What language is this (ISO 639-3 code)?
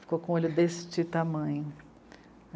por